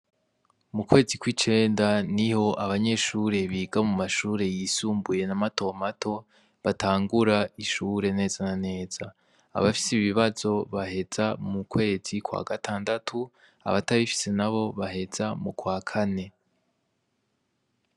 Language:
Rundi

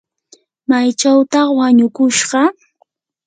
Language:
Yanahuanca Pasco Quechua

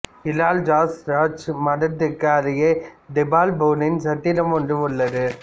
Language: Tamil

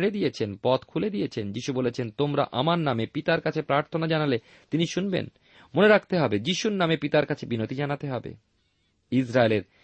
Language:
Bangla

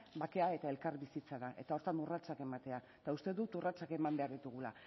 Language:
Basque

